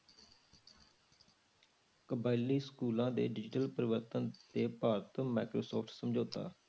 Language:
Punjabi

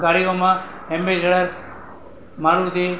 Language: Gujarati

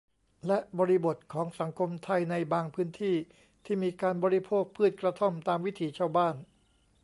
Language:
Thai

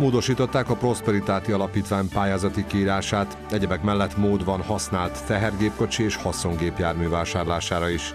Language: Hungarian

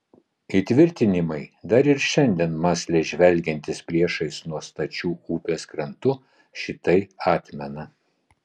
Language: Lithuanian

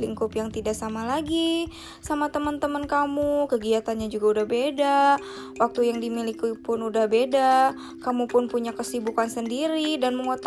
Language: Indonesian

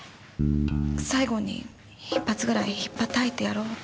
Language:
Japanese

